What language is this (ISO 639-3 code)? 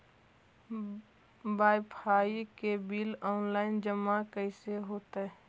mag